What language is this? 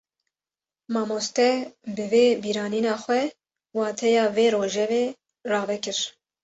Kurdish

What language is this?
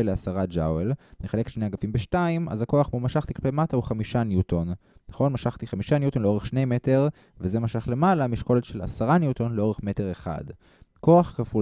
Hebrew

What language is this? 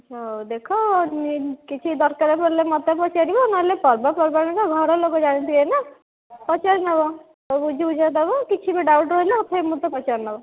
Odia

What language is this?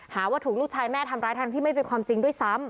Thai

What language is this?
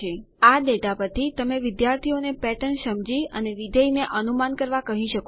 Gujarati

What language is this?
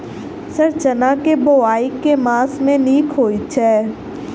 Maithili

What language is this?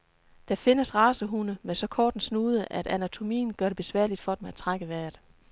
Danish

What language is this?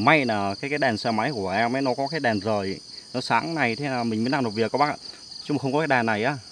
Vietnamese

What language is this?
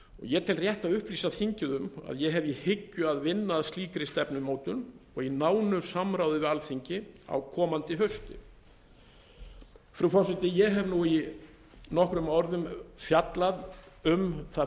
Icelandic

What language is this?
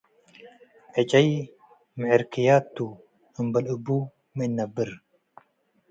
Tigre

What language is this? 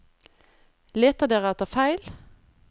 Norwegian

